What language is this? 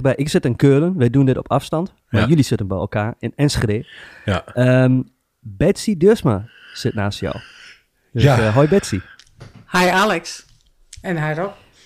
Dutch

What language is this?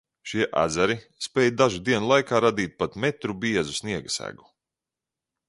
Latvian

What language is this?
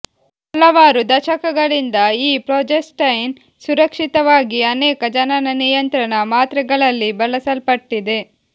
Kannada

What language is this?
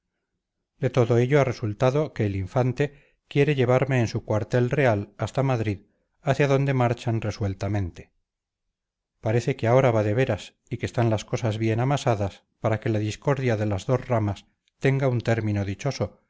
Spanish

